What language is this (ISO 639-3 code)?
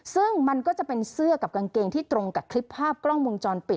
tha